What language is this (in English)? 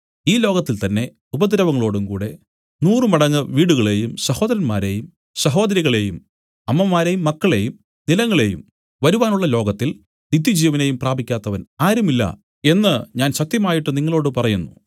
Malayalam